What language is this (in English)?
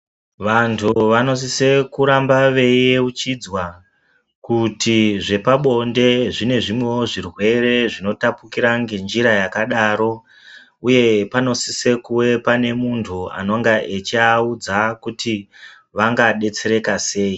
Ndau